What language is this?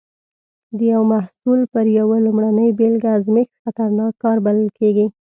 Pashto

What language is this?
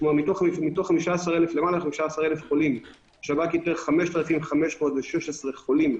Hebrew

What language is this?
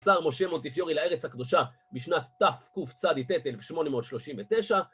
Hebrew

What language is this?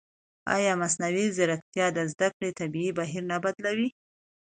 Pashto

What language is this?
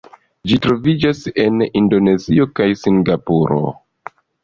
Esperanto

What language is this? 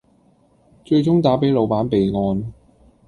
Cantonese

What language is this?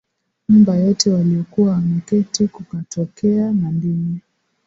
Swahili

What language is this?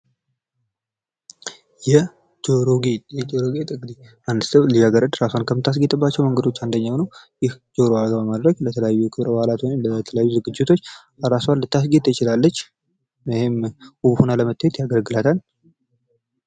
Amharic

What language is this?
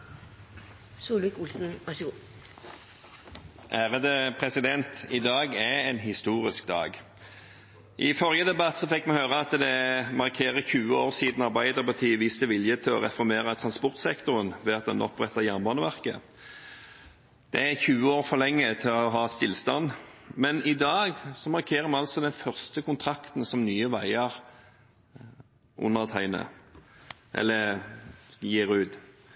Norwegian Bokmål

